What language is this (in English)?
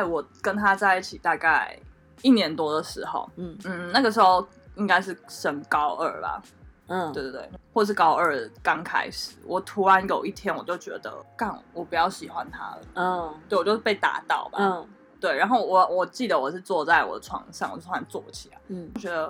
Chinese